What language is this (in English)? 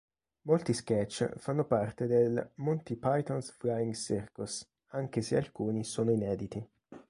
Italian